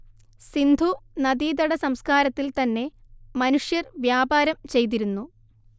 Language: Malayalam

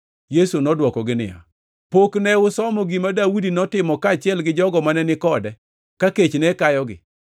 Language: Luo (Kenya and Tanzania)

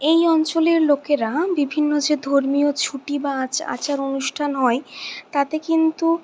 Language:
Bangla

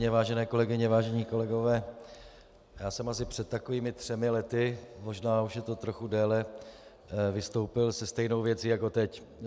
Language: Czech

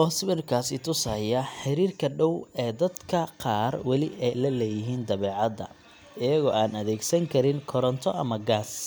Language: Somali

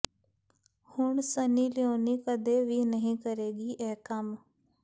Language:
Punjabi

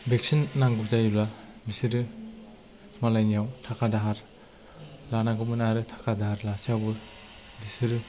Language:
Bodo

